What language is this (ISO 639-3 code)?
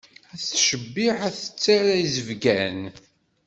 kab